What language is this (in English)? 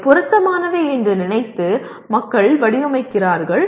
Tamil